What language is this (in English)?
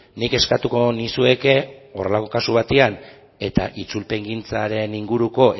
Basque